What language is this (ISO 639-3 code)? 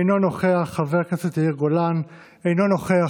heb